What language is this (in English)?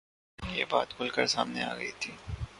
Urdu